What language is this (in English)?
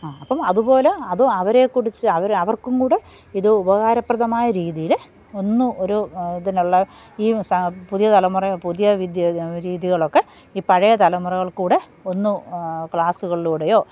Malayalam